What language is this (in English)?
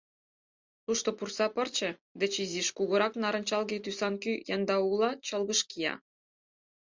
Mari